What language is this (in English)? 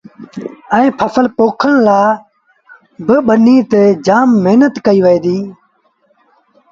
Sindhi Bhil